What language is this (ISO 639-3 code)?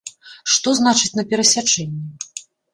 bel